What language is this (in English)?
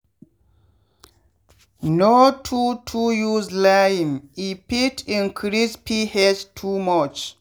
Nigerian Pidgin